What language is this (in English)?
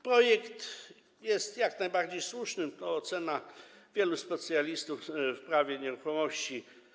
Polish